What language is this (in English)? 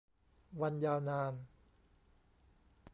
Thai